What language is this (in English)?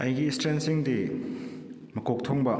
Manipuri